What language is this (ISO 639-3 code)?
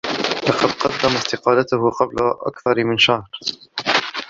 ara